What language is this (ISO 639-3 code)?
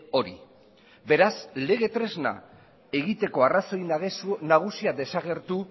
eus